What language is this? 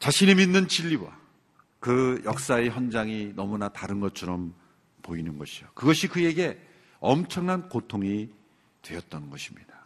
Korean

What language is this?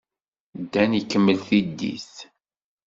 Kabyle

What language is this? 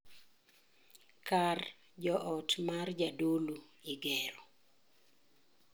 Luo (Kenya and Tanzania)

